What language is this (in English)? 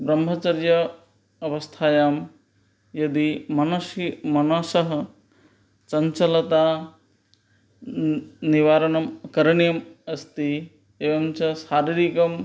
Sanskrit